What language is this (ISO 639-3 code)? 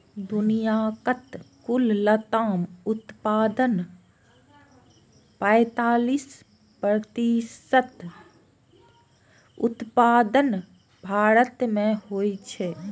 mai